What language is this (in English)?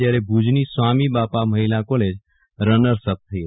Gujarati